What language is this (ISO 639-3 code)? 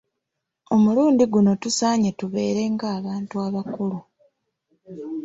lug